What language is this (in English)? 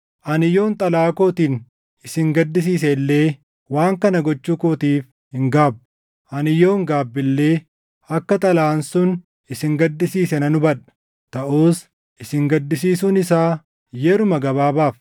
Oromo